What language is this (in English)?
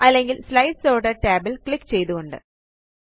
Malayalam